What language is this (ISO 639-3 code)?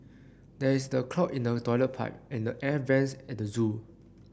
eng